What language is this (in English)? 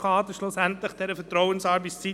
Swiss German